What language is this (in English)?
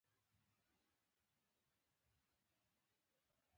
Pashto